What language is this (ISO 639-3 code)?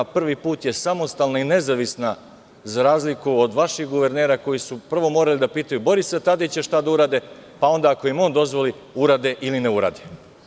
srp